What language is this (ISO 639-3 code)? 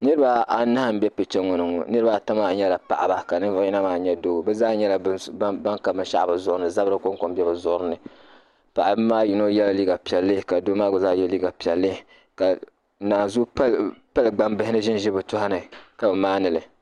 dag